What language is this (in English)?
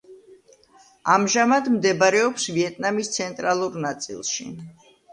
Georgian